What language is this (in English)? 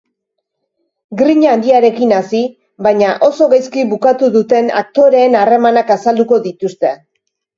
Basque